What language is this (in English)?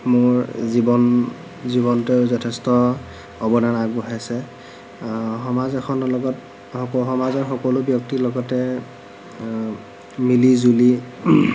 Assamese